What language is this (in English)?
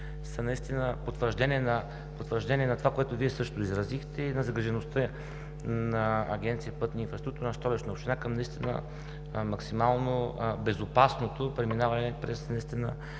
Bulgarian